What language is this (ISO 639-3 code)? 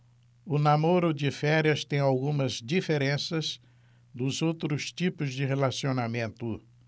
por